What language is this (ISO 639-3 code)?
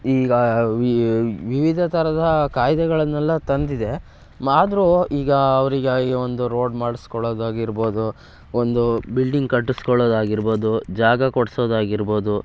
kan